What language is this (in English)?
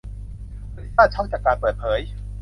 Thai